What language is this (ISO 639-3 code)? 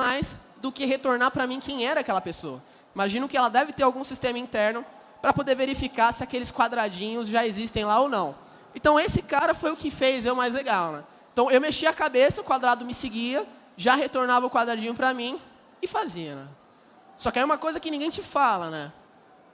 por